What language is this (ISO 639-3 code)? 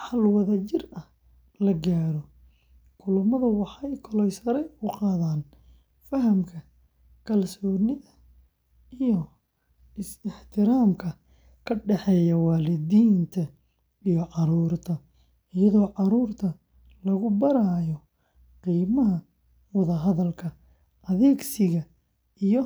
som